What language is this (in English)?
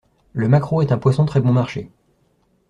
French